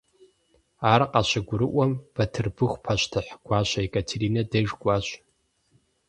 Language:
Kabardian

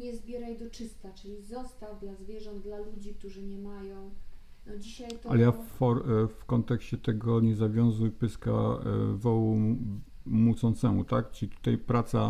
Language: Polish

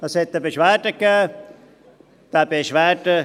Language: Swiss German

